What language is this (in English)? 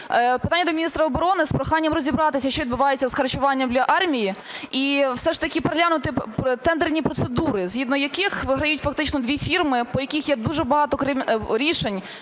Ukrainian